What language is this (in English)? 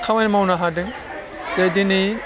Bodo